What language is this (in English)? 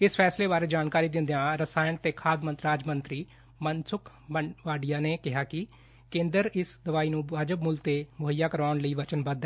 Punjabi